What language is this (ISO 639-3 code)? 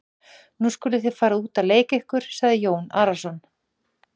isl